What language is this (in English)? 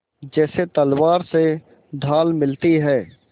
Hindi